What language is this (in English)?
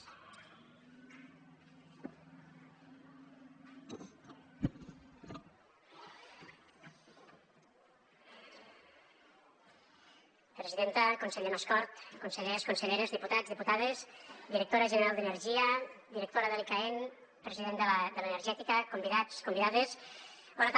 Catalan